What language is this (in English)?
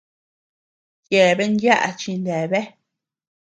Tepeuxila Cuicatec